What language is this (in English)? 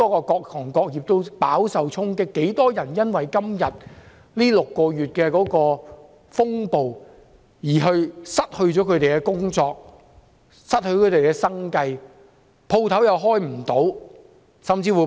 Cantonese